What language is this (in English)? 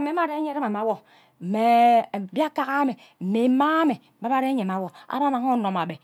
Ubaghara